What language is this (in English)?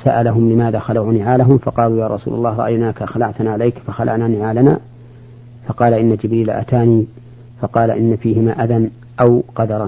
Arabic